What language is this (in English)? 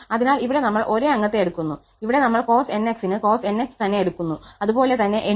Malayalam